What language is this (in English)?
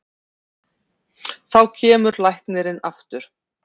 Icelandic